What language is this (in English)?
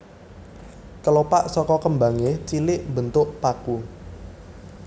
Javanese